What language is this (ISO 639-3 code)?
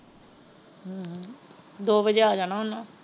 pan